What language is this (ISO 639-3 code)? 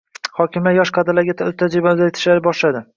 uzb